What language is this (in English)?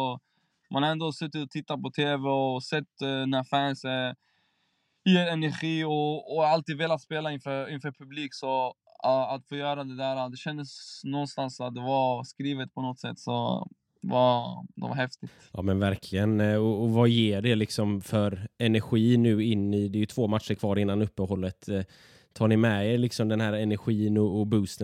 Swedish